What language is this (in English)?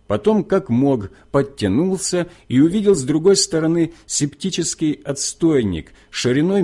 Russian